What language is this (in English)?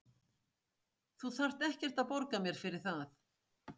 Icelandic